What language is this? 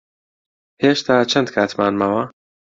Central Kurdish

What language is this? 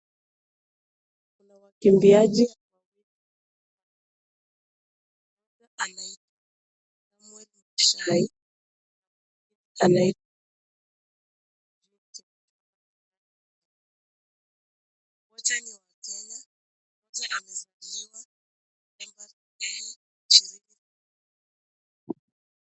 Swahili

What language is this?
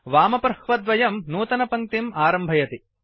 Sanskrit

